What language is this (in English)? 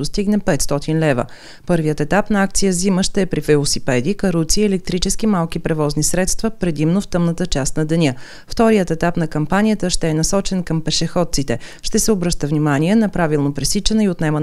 Bulgarian